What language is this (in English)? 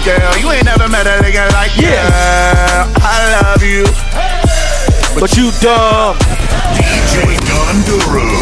English